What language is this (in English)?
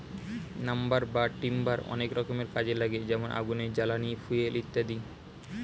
Bangla